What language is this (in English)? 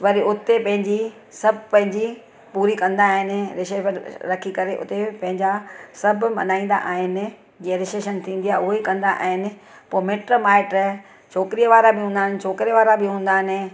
Sindhi